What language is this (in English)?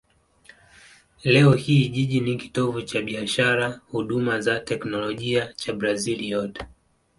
Swahili